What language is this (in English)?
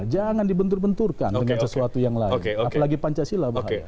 Indonesian